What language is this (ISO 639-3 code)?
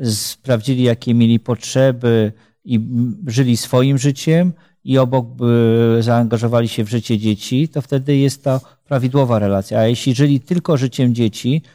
pol